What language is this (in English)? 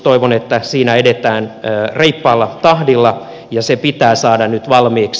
Finnish